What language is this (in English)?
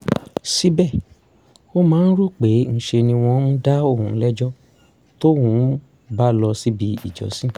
Yoruba